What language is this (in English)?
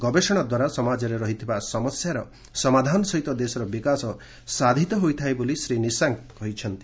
Odia